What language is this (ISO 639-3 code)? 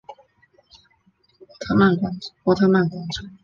zho